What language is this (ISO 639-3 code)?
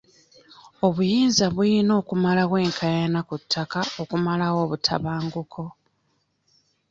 lug